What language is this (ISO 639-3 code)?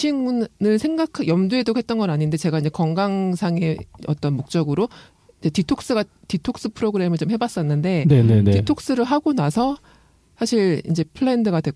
kor